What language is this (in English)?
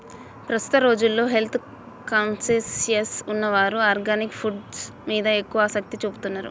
Telugu